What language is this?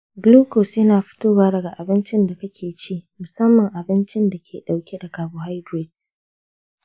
Hausa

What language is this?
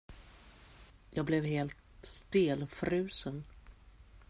Swedish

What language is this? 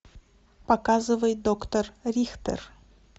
Russian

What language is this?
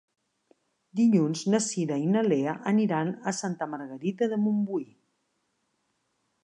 Catalan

